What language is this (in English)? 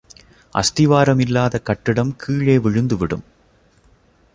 Tamil